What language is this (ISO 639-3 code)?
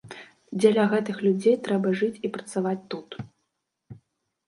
bel